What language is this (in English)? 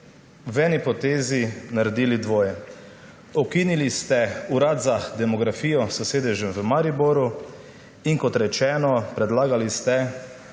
Slovenian